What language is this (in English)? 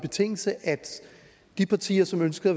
Danish